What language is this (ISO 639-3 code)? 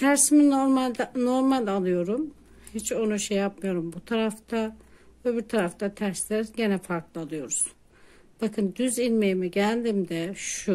tur